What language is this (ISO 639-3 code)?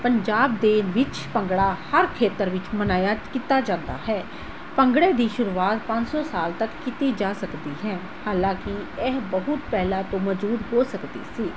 pan